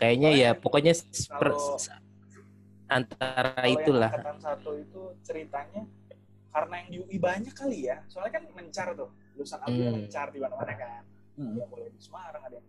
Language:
Indonesian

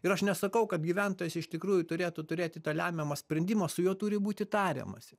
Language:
Lithuanian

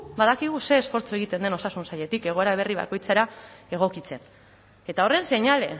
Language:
Basque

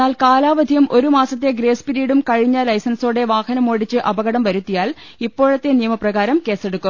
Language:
Malayalam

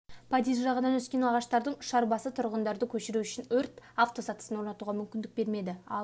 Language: Kazakh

